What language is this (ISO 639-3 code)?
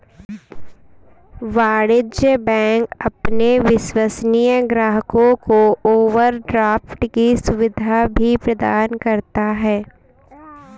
hin